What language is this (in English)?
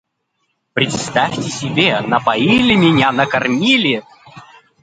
Russian